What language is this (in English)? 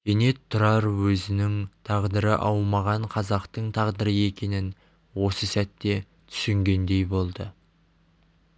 Kazakh